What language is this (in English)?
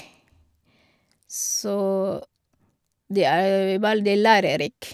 Norwegian